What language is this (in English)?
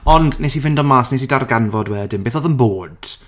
Welsh